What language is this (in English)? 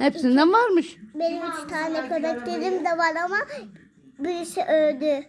Turkish